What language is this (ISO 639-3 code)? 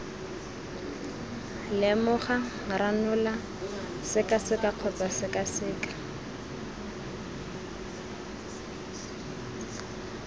tsn